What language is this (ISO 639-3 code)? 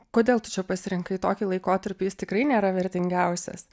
lit